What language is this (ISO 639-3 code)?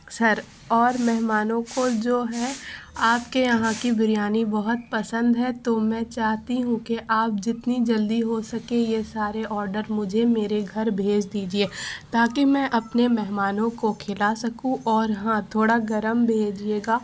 urd